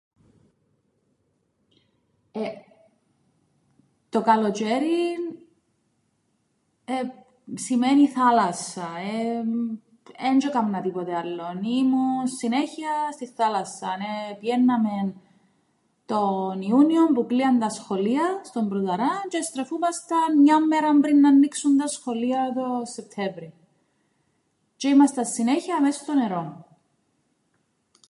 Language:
Greek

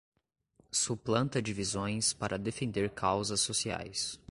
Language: Portuguese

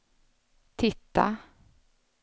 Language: Swedish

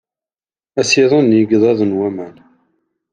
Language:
Kabyle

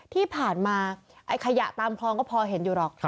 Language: Thai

